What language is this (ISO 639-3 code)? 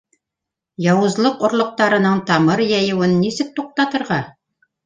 bak